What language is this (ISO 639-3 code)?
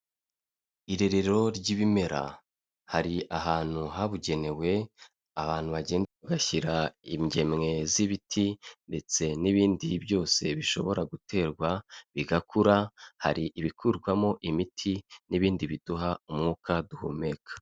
kin